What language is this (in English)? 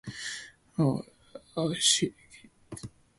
Cantonese